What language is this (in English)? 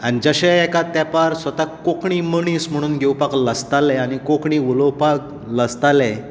Konkani